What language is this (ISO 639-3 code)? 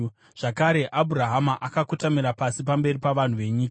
sna